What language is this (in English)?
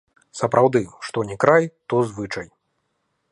Belarusian